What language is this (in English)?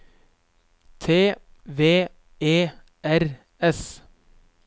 Norwegian